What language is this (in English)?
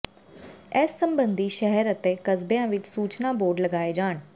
Punjabi